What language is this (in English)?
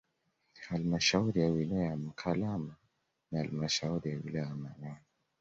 Swahili